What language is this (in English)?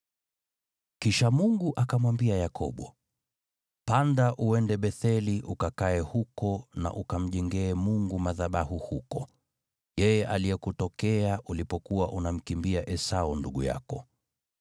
Swahili